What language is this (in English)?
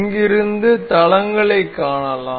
Tamil